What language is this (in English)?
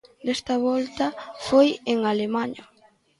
Galician